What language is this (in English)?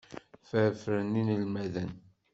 Kabyle